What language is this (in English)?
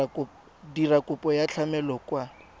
Tswana